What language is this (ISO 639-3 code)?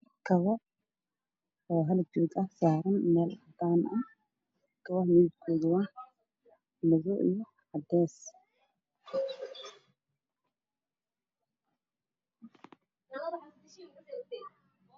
som